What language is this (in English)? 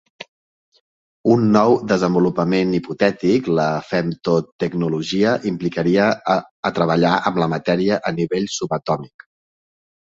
Catalan